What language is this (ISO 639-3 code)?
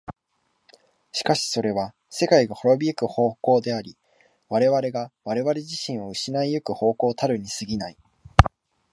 jpn